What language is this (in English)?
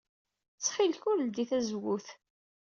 Kabyle